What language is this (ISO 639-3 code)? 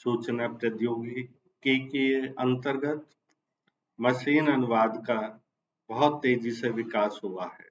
hin